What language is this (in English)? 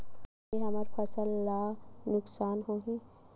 Chhattisgarhi